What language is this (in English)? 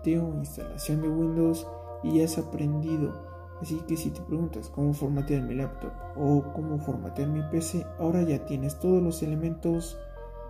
Spanish